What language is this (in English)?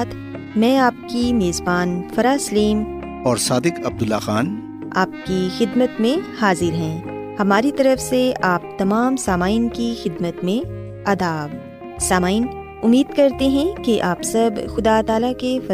Urdu